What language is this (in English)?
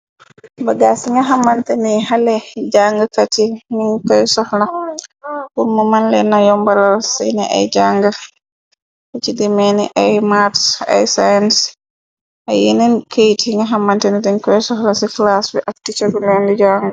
Wolof